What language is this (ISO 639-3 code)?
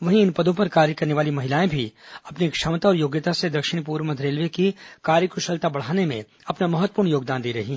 hin